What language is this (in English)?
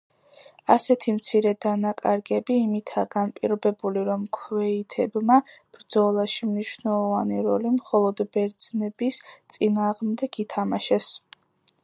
Georgian